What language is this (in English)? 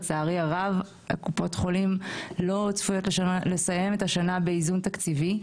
Hebrew